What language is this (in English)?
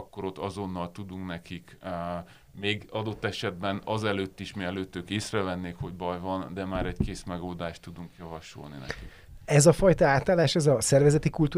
Hungarian